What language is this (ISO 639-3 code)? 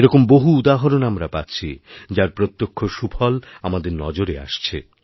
ben